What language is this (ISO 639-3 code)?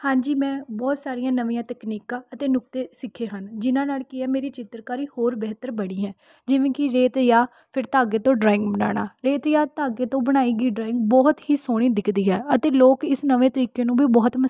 pan